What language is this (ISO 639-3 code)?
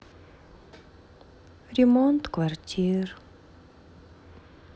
rus